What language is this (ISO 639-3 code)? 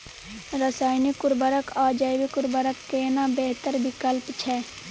mai